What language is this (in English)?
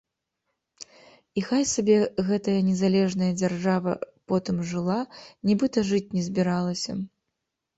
Belarusian